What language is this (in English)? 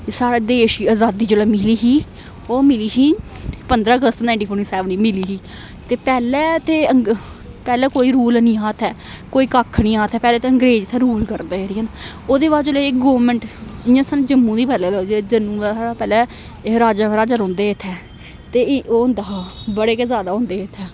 Dogri